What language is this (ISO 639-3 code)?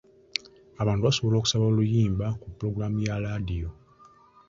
lug